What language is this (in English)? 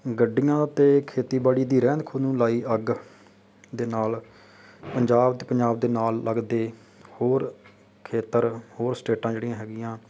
Punjabi